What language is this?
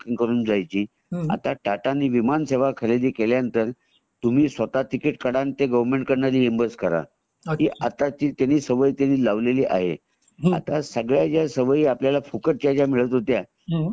Marathi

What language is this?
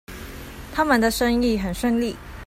Chinese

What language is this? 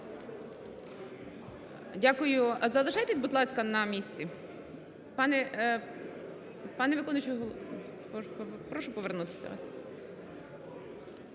Ukrainian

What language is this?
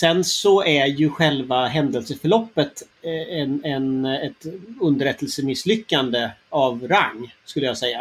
Swedish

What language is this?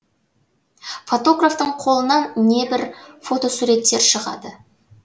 Kazakh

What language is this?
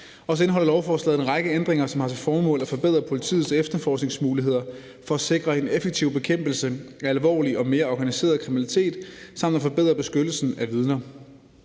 Danish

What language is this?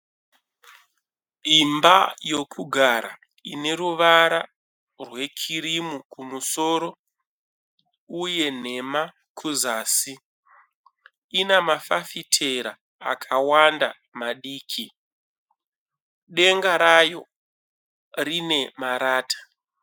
Shona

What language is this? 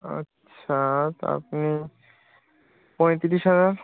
Bangla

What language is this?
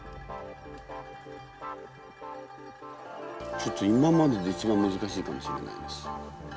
Japanese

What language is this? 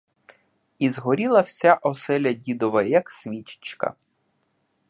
Ukrainian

